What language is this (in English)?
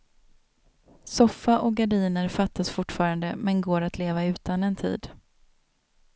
Swedish